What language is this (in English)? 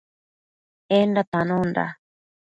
Matsés